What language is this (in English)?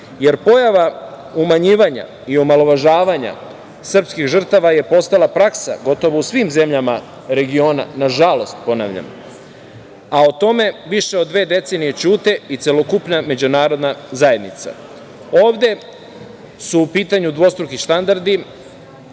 Serbian